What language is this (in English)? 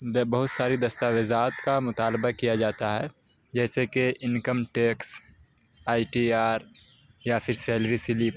Urdu